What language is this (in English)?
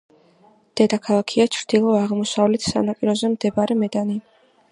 Georgian